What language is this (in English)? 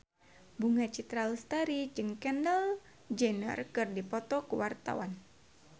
Sundanese